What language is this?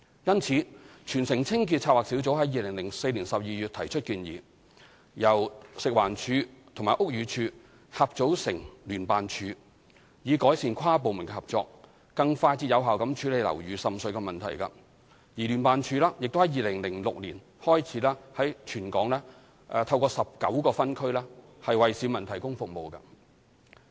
Cantonese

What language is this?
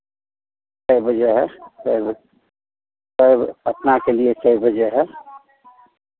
Hindi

